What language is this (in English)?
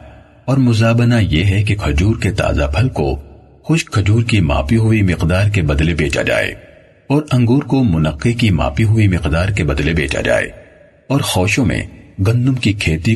Urdu